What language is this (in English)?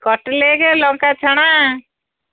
Odia